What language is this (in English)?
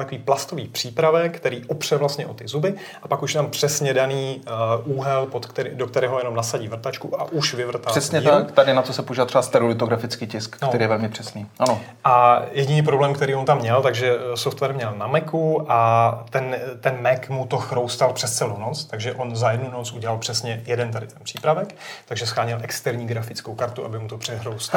Czech